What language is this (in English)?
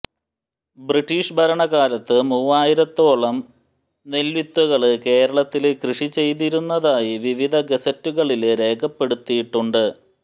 Malayalam